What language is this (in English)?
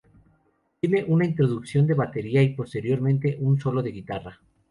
Spanish